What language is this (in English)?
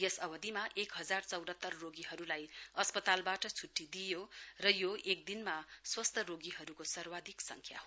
Nepali